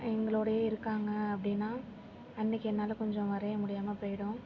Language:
Tamil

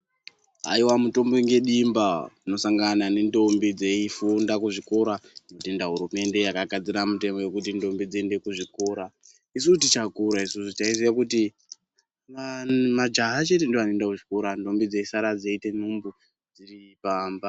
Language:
Ndau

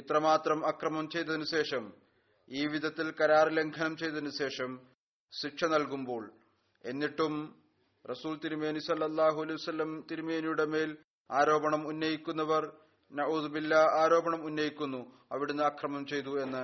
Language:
Malayalam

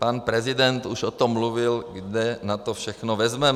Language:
Czech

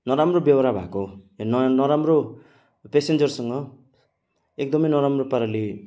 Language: Nepali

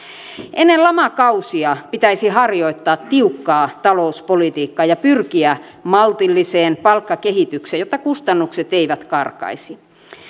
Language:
Finnish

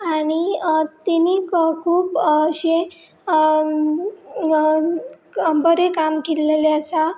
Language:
Konkani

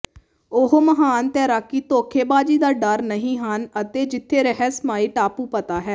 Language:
Punjabi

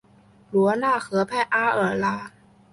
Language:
Chinese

